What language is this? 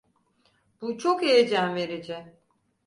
Turkish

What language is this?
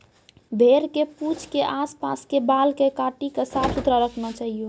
Maithili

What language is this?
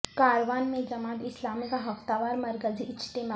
Urdu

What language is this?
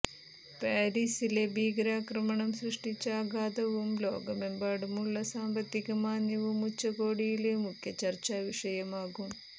Malayalam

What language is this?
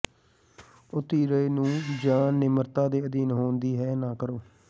Punjabi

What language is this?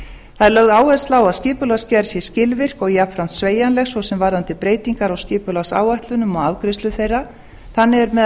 Icelandic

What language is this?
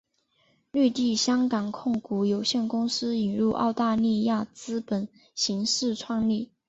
Chinese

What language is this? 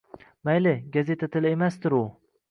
Uzbek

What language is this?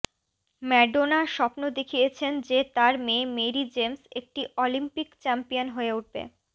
Bangla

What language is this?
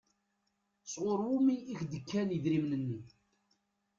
Kabyle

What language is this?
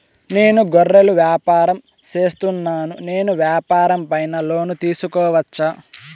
Telugu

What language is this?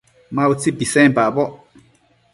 Matsés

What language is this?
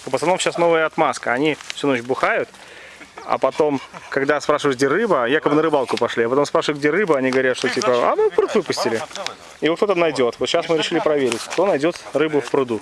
Russian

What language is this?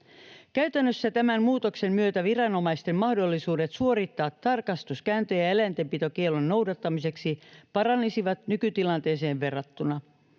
Finnish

